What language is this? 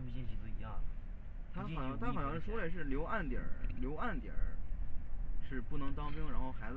Chinese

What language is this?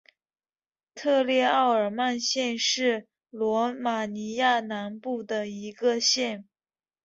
Chinese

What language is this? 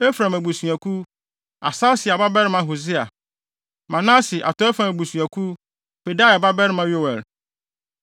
Akan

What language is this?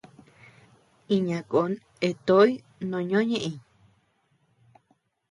Tepeuxila Cuicatec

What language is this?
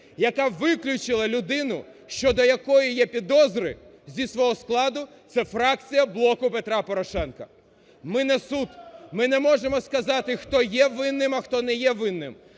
Ukrainian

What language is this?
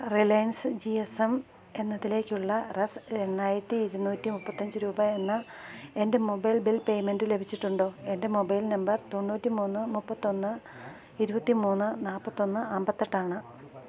Malayalam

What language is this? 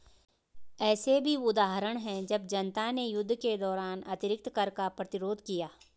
Hindi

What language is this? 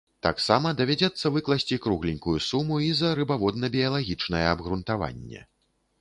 Belarusian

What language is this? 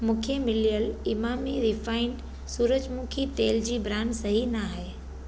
Sindhi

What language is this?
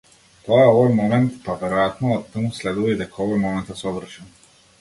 Macedonian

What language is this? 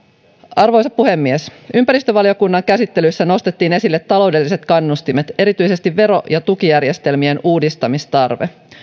Finnish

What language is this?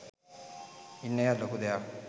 Sinhala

